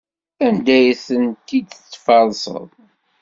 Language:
Kabyle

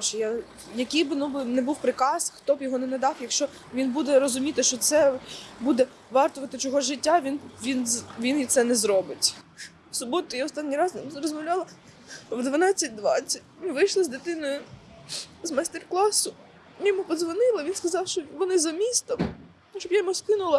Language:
Ukrainian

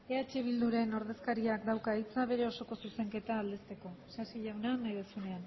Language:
Basque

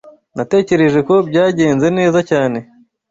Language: Kinyarwanda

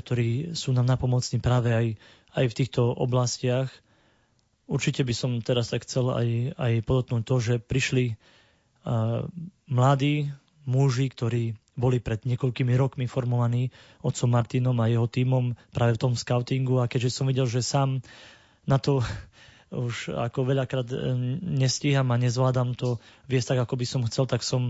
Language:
Slovak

